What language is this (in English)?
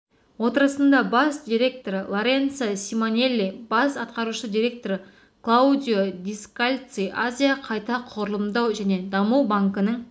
Kazakh